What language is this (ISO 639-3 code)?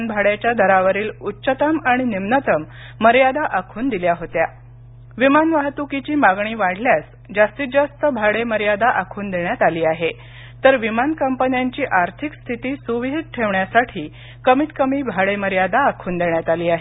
mar